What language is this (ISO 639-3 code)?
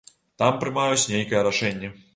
bel